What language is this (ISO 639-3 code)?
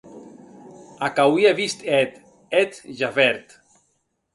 oci